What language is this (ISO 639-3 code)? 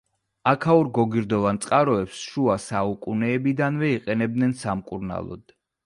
kat